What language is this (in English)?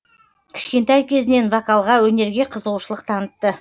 Kazakh